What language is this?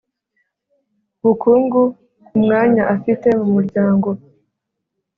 Kinyarwanda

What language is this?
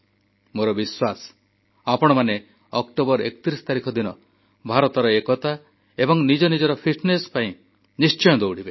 Odia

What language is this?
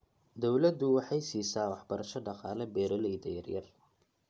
Somali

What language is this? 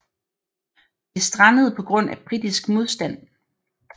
Danish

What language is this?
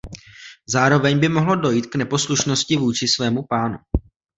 Czech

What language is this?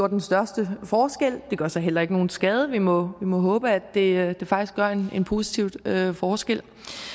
Danish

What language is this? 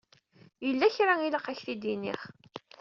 Kabyle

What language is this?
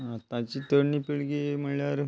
Konkani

